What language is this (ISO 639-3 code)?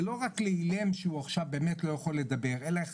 heb